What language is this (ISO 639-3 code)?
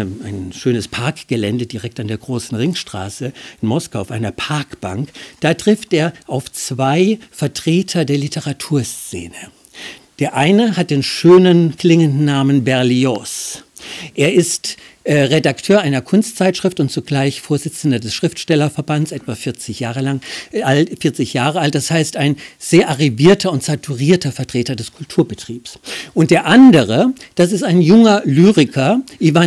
deu